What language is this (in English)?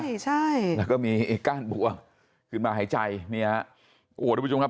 Thai